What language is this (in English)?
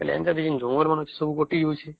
Odia